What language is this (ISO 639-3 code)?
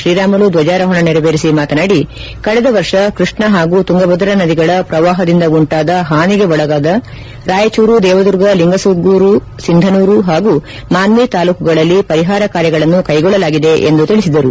kan